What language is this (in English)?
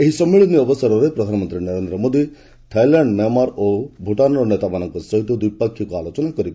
Odia